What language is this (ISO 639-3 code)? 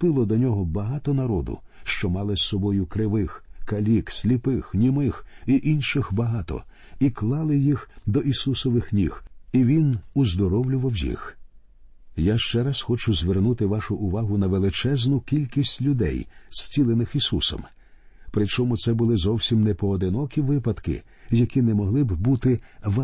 ukr